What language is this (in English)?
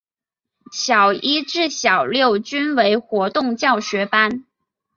Chinese